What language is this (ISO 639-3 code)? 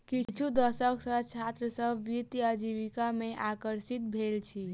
mai